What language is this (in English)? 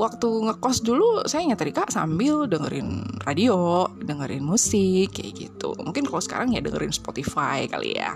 Indonesian